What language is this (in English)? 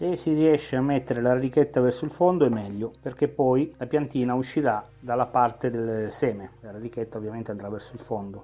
Italian